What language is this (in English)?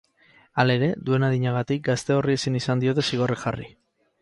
Basque